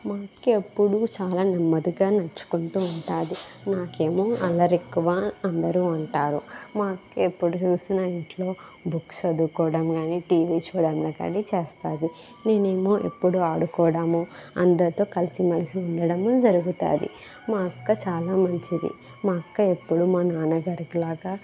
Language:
Telugu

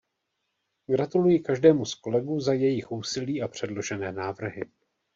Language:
Czech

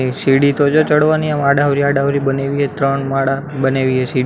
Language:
Gujarati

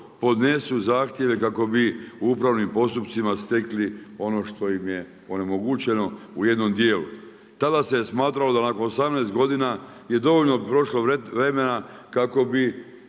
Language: Croatian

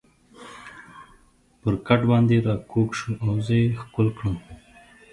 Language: Pashto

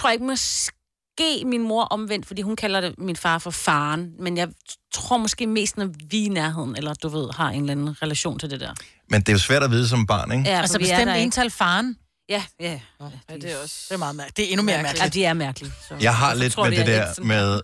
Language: Danish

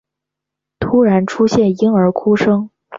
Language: Chinese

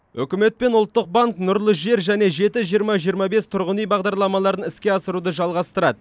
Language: Kazakh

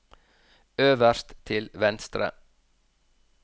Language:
Norwegian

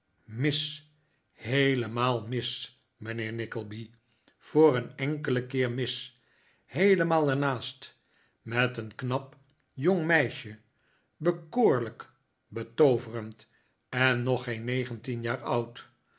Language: Dutch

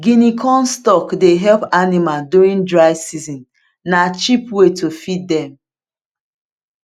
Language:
Nigerian Pidgin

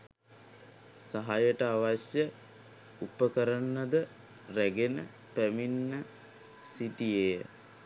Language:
Sinhala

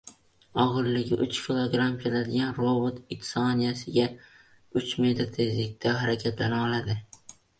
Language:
Uzbek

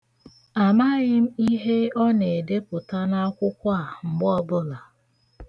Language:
Igbo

